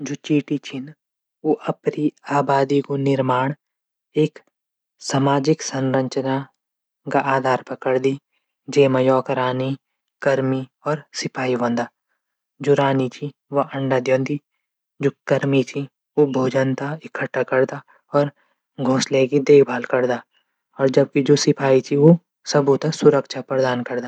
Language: Garhwali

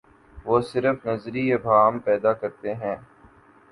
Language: Urdu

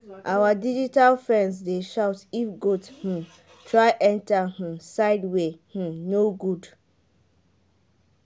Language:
Nigerian Pidgin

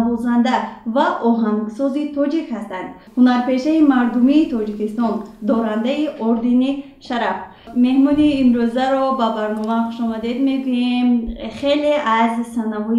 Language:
Persian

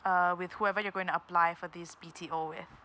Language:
English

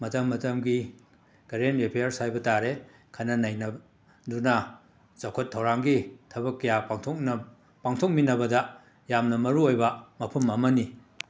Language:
Manipuri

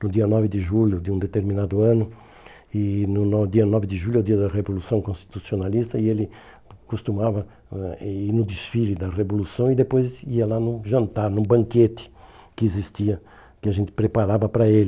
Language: Portuguese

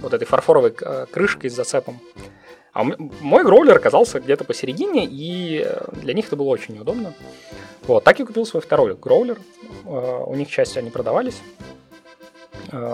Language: Russian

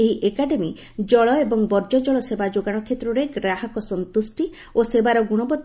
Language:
Odia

